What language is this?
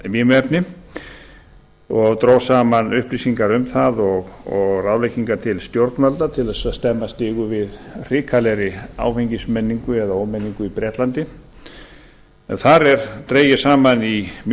Icelandic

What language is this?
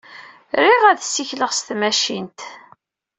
Kabyle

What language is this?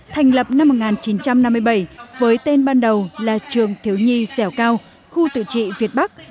Vietnamese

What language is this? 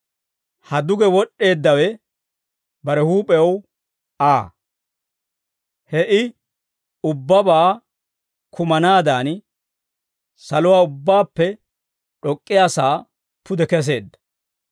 Dawro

